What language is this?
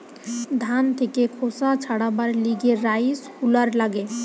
Bangla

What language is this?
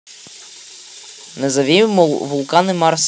Russian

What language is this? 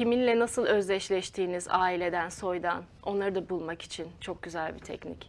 Turkish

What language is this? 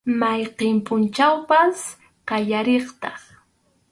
Arequipa-La Unión Quechua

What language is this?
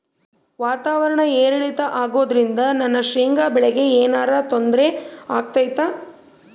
Kannada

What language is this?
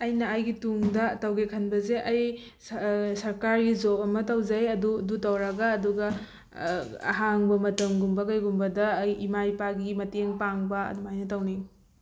Manipuri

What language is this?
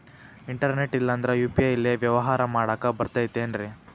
Kannada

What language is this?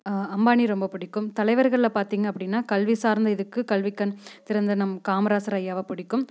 Tamil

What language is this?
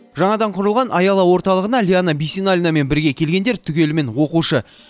Kazakh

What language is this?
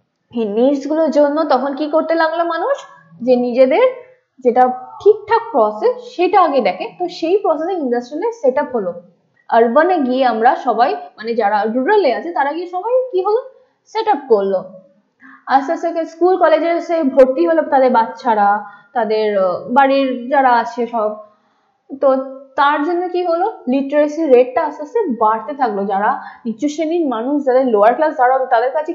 Bangla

